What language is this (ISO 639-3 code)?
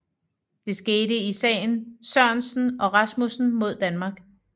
dan